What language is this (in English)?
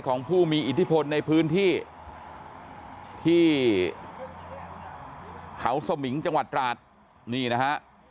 Thai